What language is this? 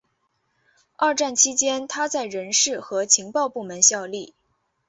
Chinese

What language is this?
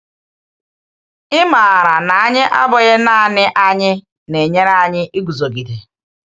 Igbo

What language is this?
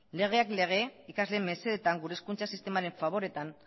Basque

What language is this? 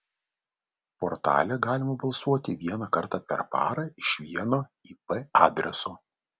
Lithuanian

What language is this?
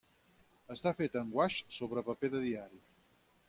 Catalan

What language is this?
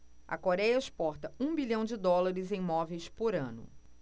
Portuguese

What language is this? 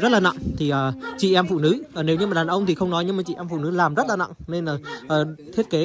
Vietnamese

